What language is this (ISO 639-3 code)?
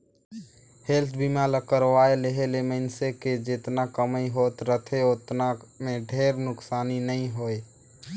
hne